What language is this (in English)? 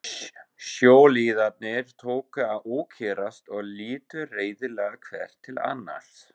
Icelandic